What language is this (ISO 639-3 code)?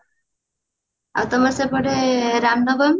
ori